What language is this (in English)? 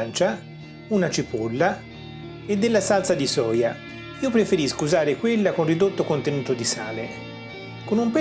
Italian